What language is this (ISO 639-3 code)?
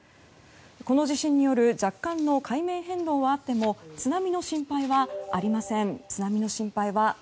jpn